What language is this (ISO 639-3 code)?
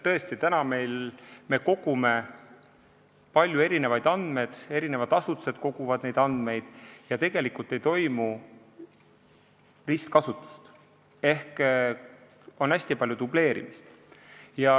est